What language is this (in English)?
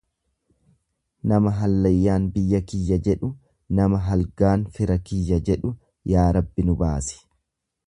Oromo